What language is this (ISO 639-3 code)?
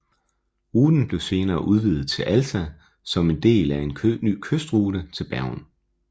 dan